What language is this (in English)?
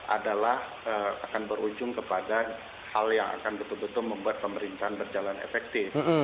Indonesian